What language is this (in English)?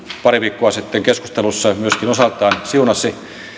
Finnish